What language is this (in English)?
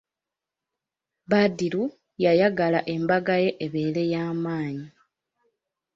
Ganda